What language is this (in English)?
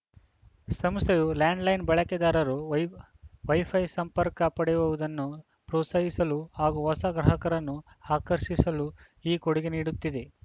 Kannada